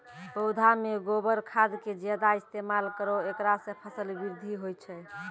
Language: Maithili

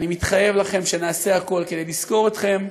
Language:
Hebrew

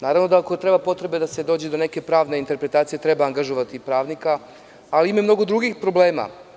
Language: Serbian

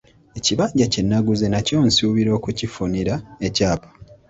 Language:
Ganda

